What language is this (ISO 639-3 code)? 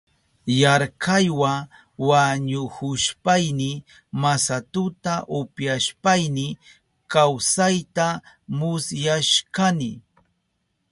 qup